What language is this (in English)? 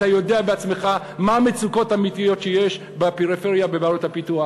Hebrew